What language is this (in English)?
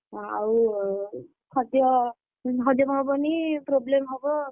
Odia